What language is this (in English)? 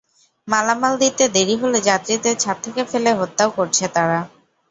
Bangla